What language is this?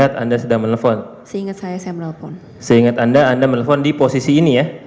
Indonesian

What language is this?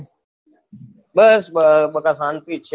Gujarati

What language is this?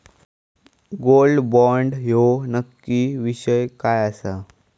Marathi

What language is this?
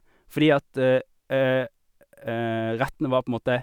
Norwegian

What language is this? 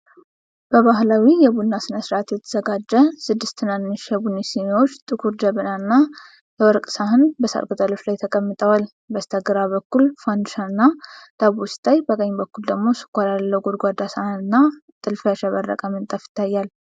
Amharic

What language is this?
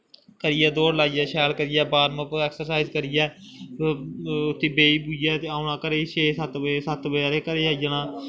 Dogri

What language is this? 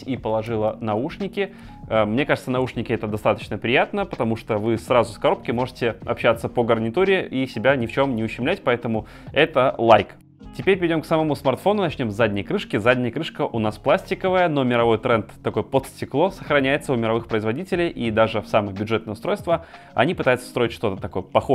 Russian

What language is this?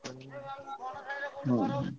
Odia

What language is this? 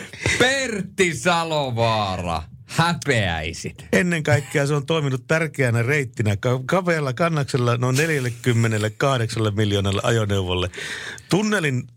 Finnish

